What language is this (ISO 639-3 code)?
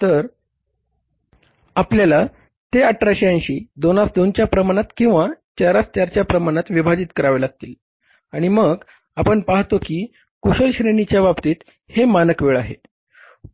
mar